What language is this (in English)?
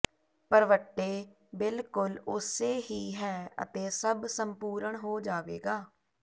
Punjabi